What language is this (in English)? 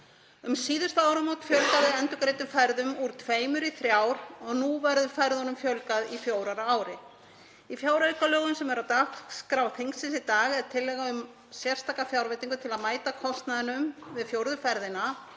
Icelandic